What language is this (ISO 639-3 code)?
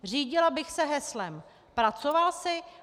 ces